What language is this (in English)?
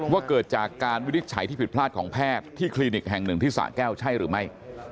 Thai